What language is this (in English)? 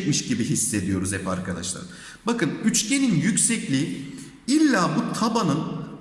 Turkish